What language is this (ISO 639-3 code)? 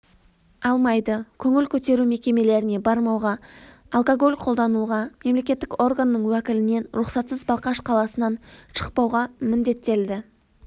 kaz